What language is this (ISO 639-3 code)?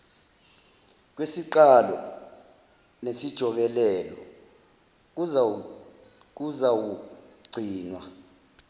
zul